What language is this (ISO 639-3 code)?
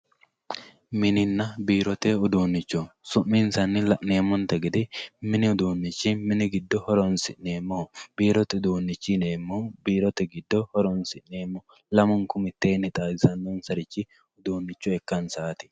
sid